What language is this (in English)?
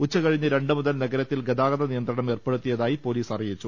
Malayalam